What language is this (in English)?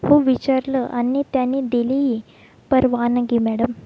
Marathi